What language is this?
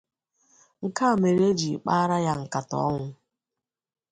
Igbo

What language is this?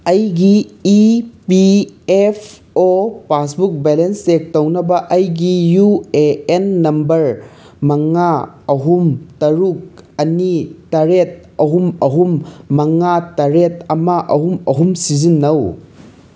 Manipuri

